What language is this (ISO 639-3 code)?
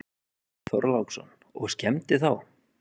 isl